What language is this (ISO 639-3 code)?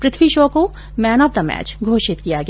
hin